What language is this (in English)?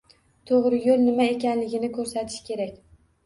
Uzbek